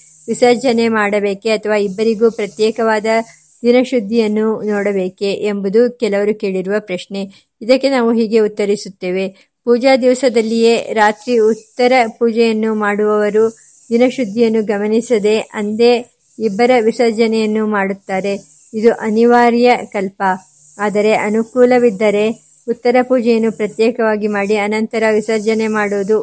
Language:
Kannada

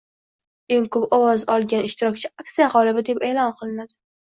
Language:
Uzbek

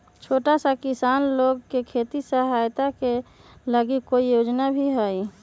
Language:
Magahi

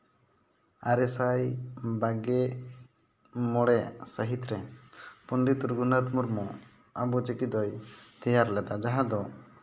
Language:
Santali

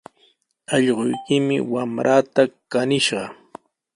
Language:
Sihuas Ancash Quechua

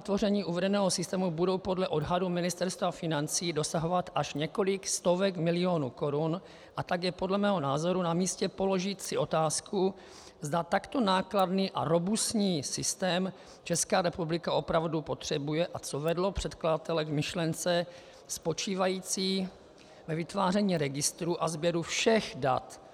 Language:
Czech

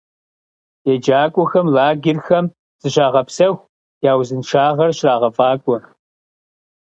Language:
Kabardian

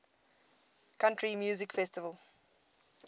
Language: English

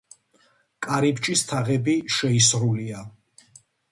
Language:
Georgian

